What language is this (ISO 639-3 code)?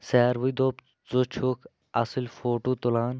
kas